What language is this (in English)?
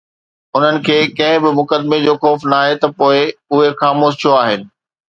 Sindhi